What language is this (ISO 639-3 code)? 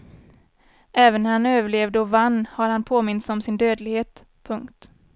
swe